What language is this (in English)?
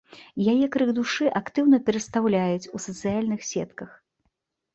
Belarusian